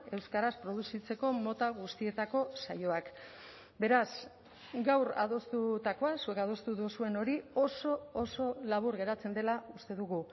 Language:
Basque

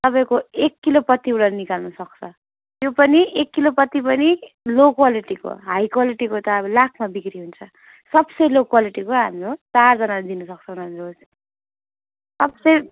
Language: Nepali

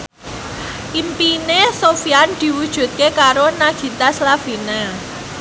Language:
Javanese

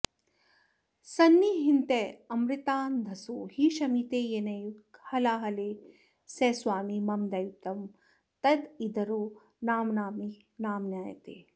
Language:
Sanskrit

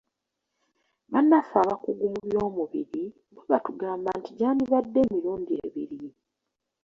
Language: Ganda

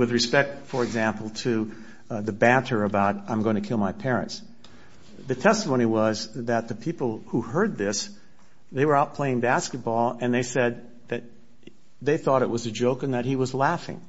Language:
English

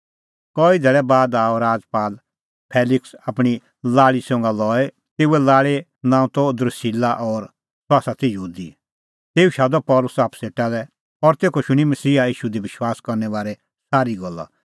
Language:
Kullu Pahari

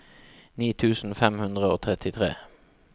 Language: Norwegian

